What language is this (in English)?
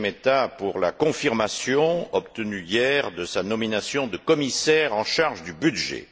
French